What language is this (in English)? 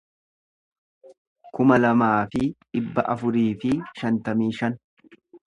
Oromo